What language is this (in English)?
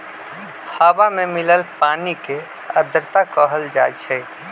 Magahi